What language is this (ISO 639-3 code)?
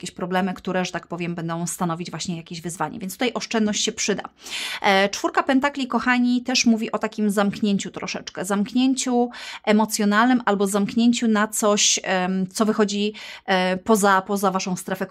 pol